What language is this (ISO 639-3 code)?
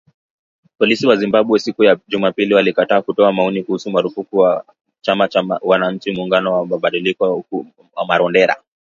swa